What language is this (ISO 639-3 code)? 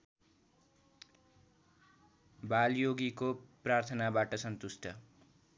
nep